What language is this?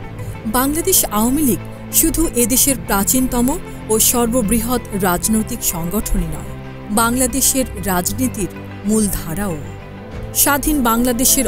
Bangla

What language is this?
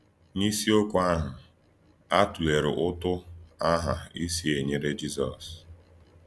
Igbo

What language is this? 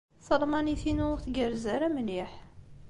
Kabyle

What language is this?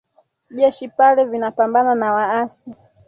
Swahili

